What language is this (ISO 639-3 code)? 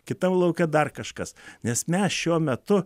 lit